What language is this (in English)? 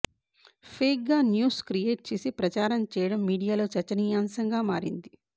Telugu